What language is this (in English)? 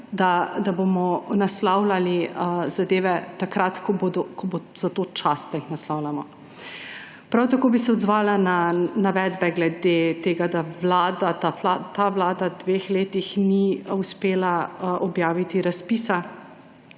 Slovenian